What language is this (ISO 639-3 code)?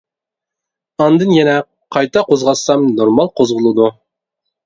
uig